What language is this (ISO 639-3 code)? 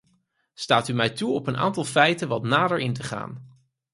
nld